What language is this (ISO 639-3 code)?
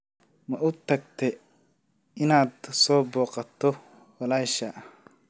som